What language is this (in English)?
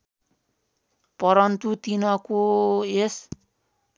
Nepali